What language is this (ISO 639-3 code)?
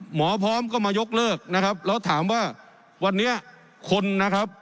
tha